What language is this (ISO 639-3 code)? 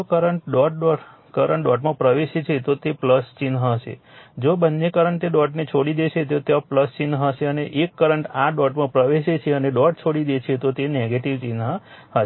guj